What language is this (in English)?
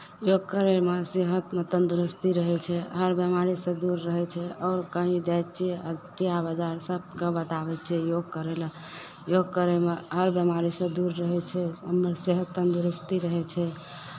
Maithili